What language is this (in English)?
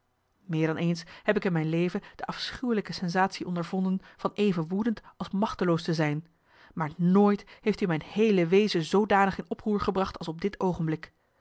Dutch